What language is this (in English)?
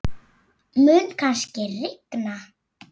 Icelandic